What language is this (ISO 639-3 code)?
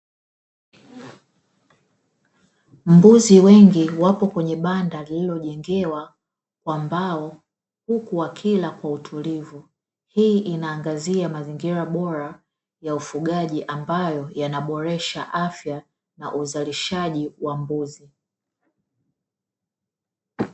swa